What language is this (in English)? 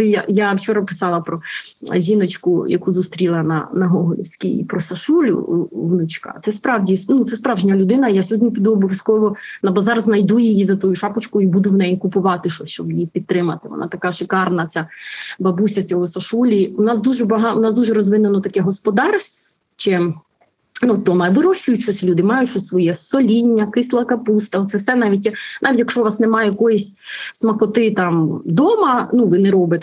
Ukrainian